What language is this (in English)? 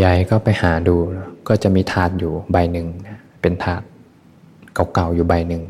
Thai